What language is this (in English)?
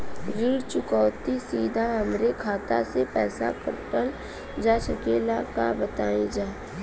Bhojpuri